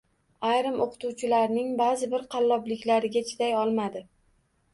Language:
Uzbek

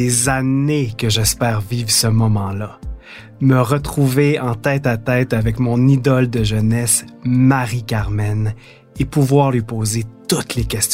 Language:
French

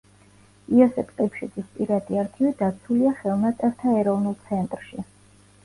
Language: Georgian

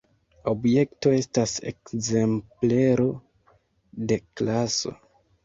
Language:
Esperanto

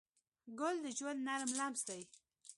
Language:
Pashto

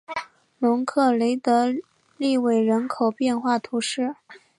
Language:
Chinese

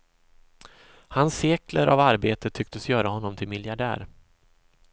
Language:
Swedish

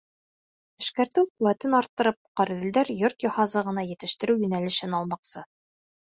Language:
Bashkir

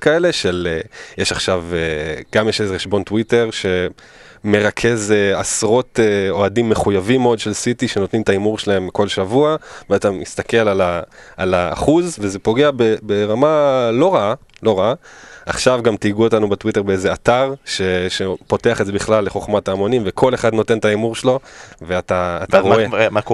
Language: Hebrew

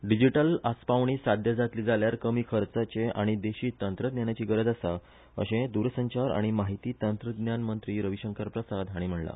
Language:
Konkani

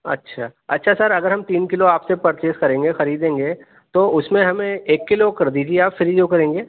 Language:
Urdu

